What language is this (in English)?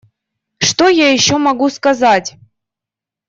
Russian